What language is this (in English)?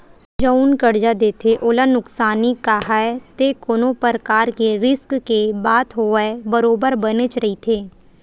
Chhattisgarhi